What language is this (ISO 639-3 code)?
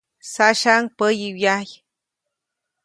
zoc